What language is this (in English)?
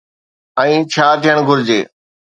Sindhi